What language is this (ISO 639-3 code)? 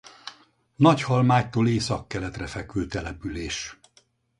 hun